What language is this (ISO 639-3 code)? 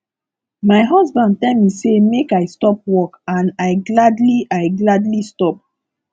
pcm